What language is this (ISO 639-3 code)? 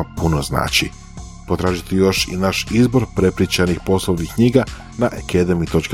hrv